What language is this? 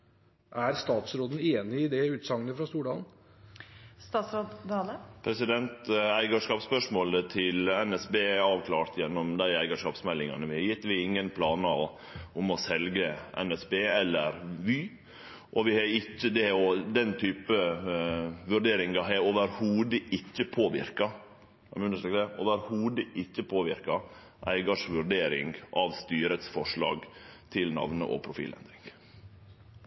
Norwegian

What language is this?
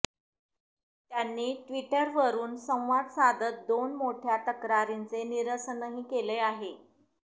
Marathi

